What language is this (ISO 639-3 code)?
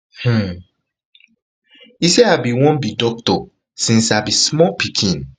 pcm